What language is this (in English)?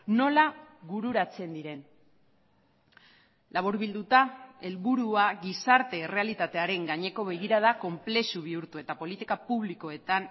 Basque